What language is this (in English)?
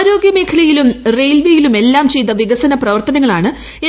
Malayalam